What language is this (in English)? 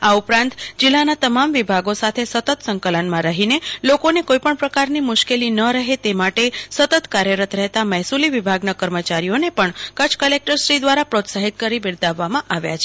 Gujarati